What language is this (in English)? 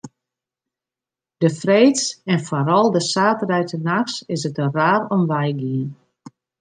Western Frisian